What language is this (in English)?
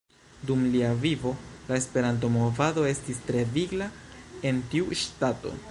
Esperanto